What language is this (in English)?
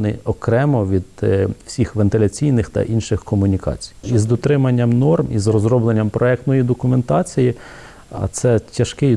Ukrainian